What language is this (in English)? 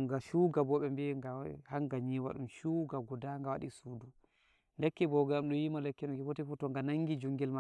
Nigerian Fulfulde